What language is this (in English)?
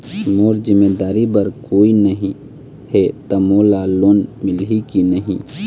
Chhattisgarhi